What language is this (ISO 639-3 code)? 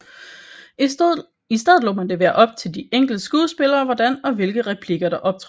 dan